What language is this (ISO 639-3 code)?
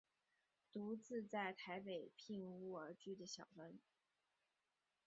zho